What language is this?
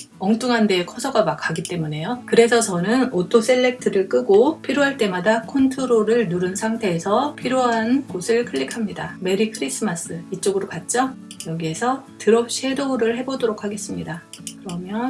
Korean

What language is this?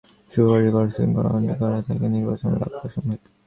Bangla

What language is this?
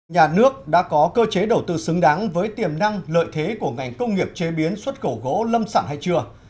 Vietnamese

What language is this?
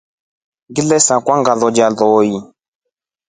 Rombo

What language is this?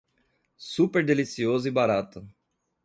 Portuguese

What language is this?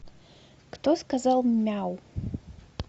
Russian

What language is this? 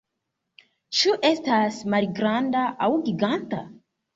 Esperanto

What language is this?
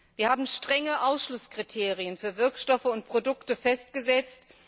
German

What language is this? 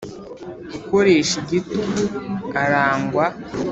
Kinyarwanda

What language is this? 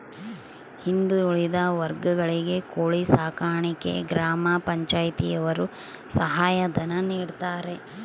Kannada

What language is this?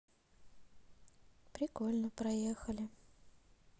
Russian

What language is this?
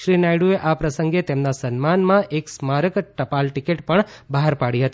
Gujarati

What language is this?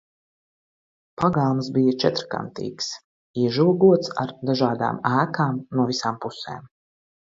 Latvian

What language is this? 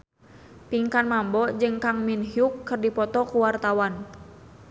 Sundanese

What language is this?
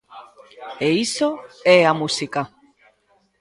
Galician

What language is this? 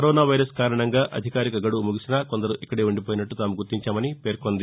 Telugu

